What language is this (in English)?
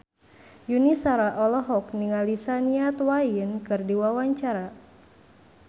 Sundanese